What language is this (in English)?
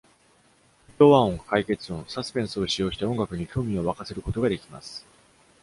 Japanese